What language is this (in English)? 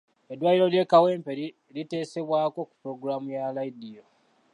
Ganda